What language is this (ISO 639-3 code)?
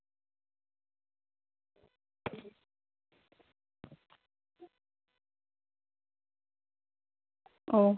sat